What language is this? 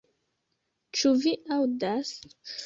Esperanto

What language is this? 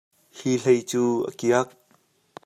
Hakha Chin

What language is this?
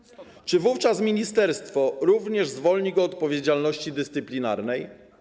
Polish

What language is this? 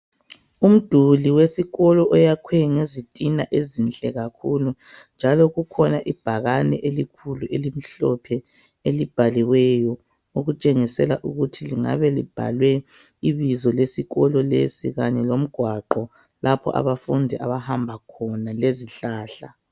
North Ndebele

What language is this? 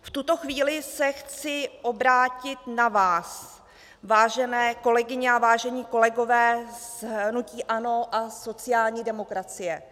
Czech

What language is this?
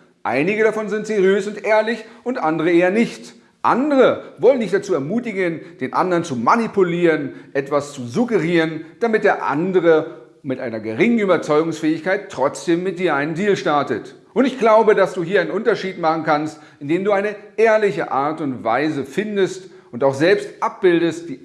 German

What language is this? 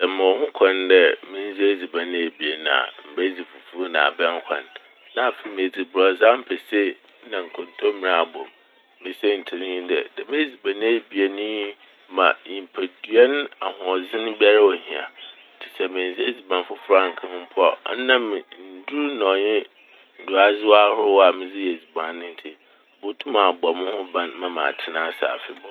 Akan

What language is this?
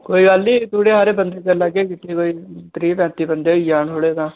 Dogri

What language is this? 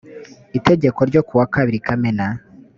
Kinyarwanda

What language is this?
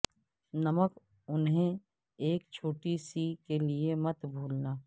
Urdu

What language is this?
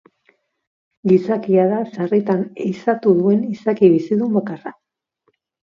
Basque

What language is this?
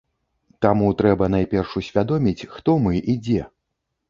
Belarusian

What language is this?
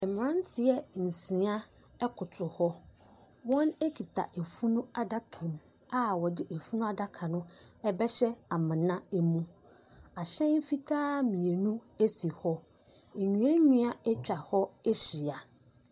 Akan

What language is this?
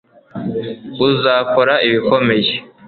Kinyarwanda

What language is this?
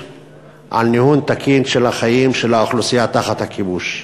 Hebrew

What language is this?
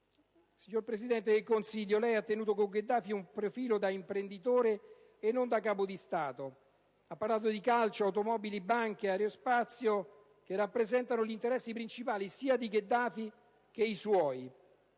Italian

